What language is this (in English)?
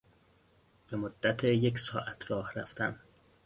Persian